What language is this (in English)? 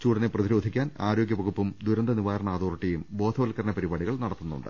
Malayalam